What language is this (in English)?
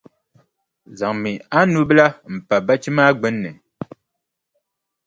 Dagbani